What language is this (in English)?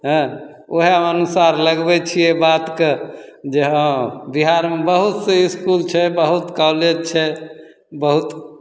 Maithili